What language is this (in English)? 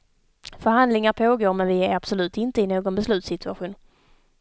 Swedish